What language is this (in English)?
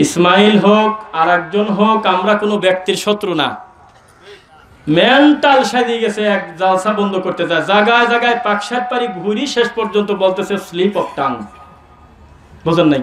Hindi